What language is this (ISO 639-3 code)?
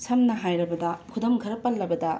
mni